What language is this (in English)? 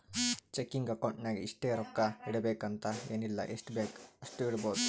Kannada